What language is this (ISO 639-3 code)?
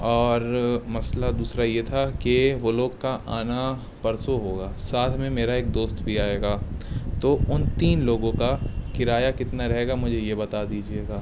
urd